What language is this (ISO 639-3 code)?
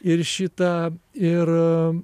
lit